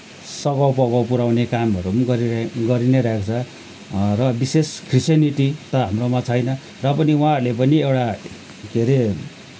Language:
Nepali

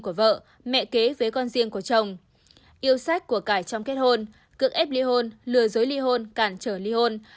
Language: Vietnamese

